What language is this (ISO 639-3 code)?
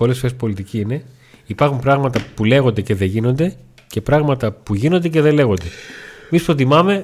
ell